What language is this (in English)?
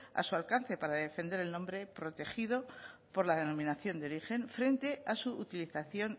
Spanish